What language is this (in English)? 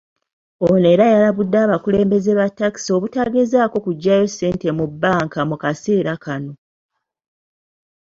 Ganda